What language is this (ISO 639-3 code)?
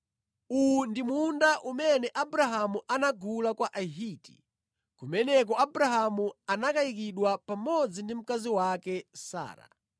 nya